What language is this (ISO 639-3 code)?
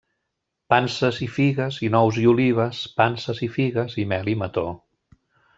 cat